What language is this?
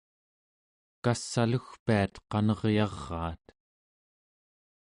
Central Yupik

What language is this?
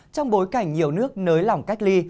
Vietnamese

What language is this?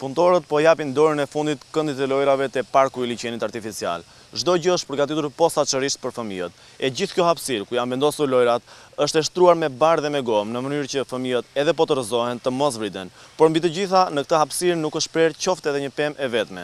Romanian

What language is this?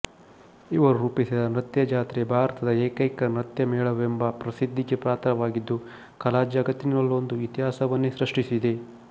Kannada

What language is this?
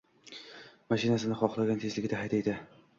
Uzbek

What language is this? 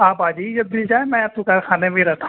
Urdu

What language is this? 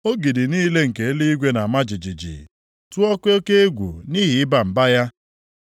Igbo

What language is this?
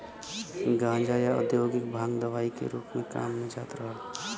Bhojpuri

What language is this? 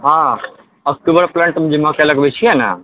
Maithili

